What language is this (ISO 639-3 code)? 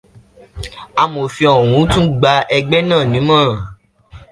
yor